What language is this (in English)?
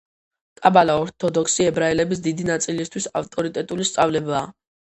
Georgian